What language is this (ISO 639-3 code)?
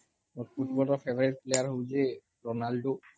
ori